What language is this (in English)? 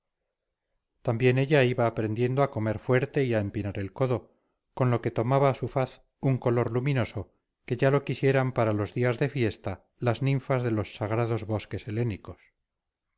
Spanish